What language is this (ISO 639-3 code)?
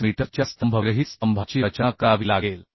mar